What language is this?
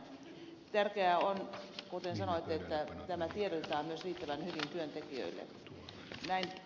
Finnish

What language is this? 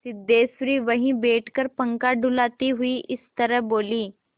Hindi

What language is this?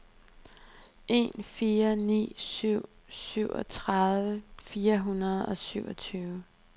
Danish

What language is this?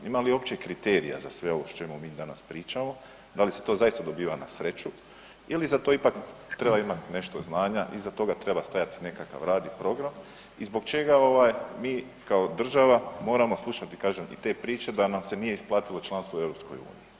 Croatian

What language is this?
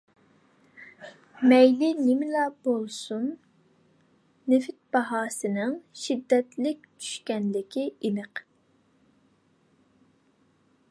Uyghur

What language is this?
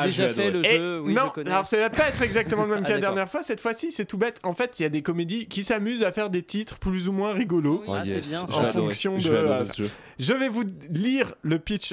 French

